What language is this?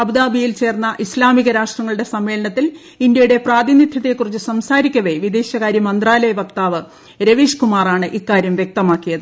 Malayalam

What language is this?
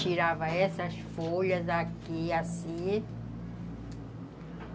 Portuguese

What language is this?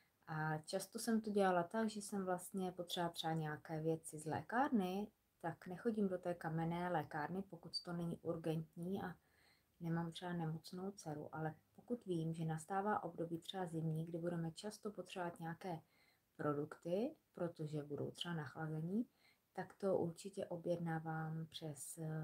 Czech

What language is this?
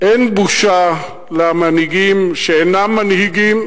Hebrew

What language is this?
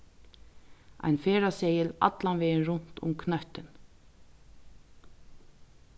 Faroese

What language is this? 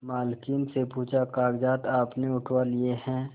Hindi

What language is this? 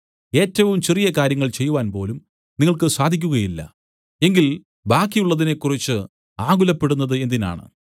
Malayalam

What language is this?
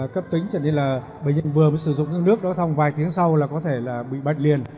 Vietnamese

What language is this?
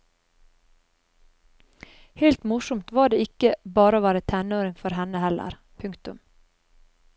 Norwegian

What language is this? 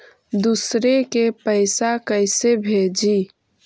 Magahi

